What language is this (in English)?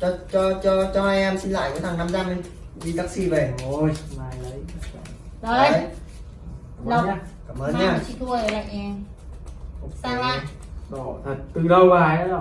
Vietnamese